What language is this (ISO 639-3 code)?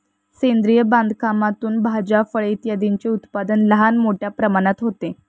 mar